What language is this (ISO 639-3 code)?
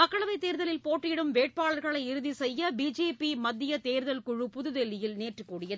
tam